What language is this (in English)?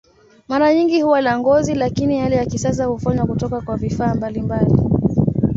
Swahili